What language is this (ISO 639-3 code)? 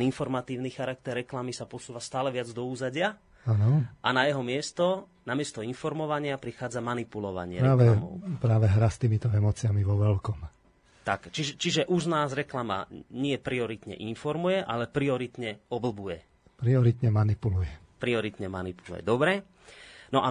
slk